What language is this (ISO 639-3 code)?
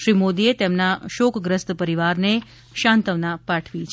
guj